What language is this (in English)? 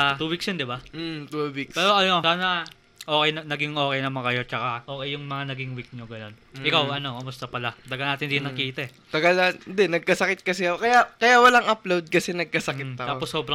Filipino